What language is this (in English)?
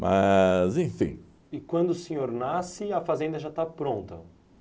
Portuguese